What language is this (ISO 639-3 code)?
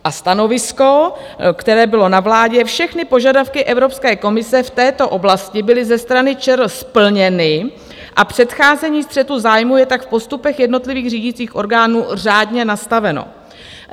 ces